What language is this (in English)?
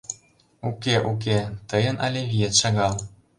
Mari